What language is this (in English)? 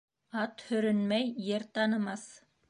Bashkir